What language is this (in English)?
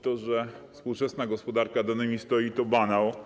Polish